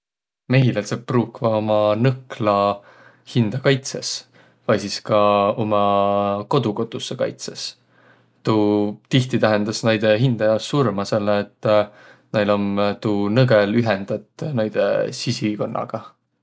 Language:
Võro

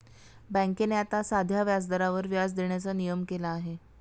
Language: Marathi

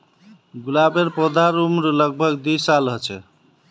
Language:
Magahi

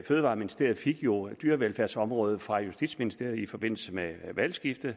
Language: Danish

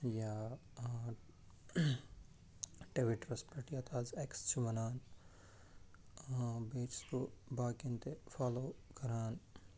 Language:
Kashmiri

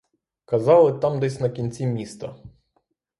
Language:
Ukrainian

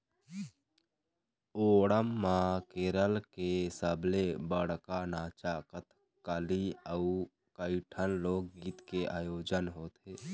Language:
Chhattisgarhi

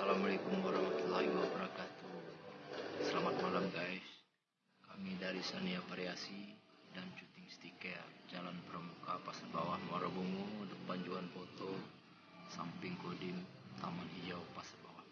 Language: Indonesian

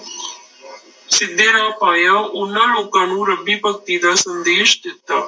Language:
Punjabi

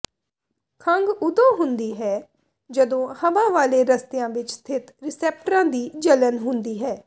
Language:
Punjabi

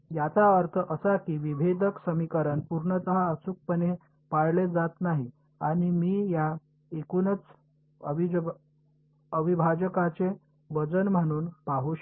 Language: Marathi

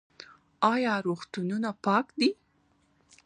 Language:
Pashto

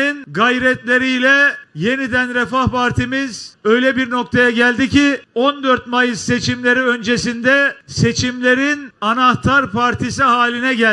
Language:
Turkish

